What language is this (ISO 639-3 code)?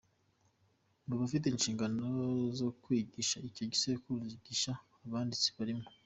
kin